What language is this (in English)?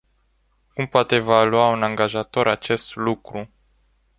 Romanian